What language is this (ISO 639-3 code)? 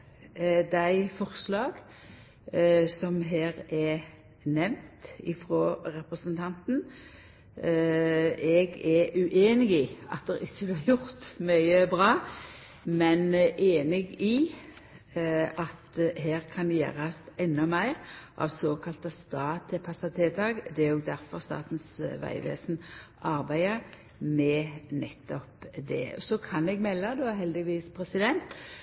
nno